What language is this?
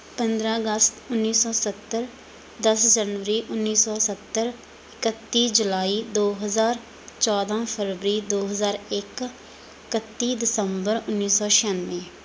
Punjabi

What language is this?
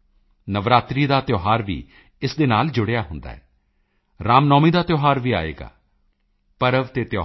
Punjabi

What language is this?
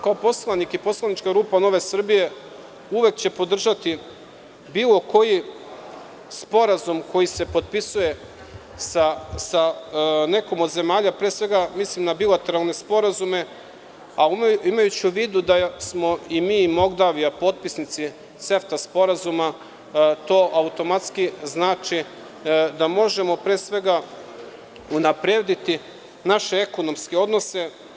Serbian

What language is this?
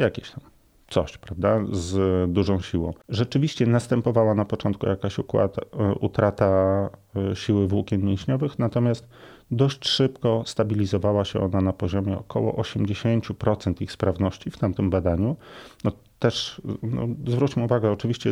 Polish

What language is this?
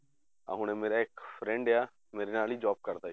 Punjabi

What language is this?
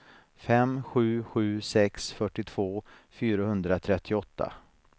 Swedish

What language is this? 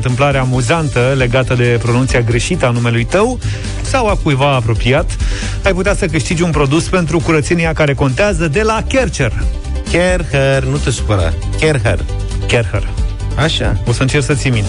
Romanian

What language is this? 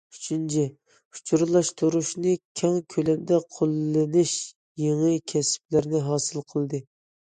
Uyghur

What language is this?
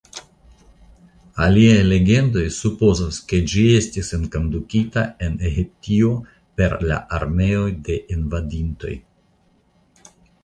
Esperanto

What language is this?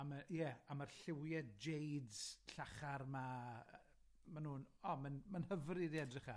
Welsh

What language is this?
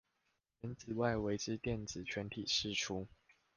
Chinese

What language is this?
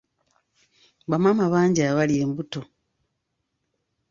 Ganda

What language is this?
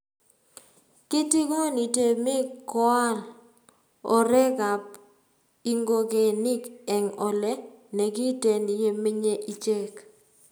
Kalenjin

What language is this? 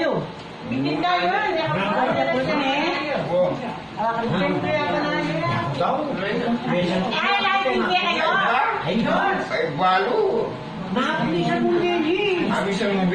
Indonesian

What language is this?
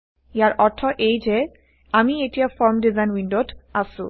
Assamese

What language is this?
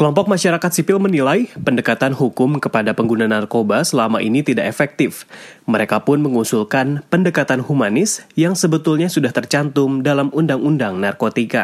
Indonesian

